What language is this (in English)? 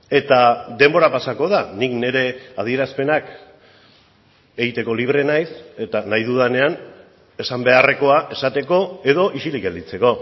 Basque